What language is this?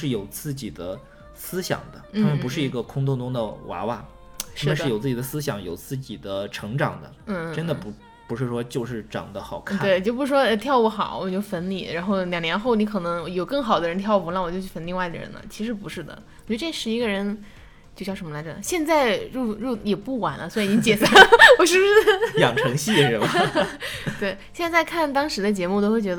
Chinese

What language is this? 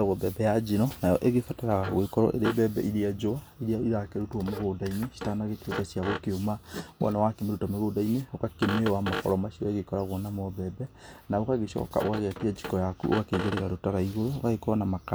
Kikuyu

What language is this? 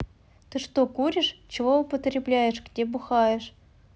Russian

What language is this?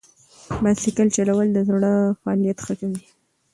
Pashto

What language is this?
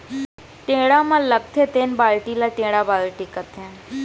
Chhattisgarhi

